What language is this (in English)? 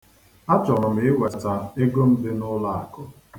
Igbo